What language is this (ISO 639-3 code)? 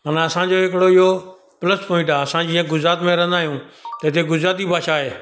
snd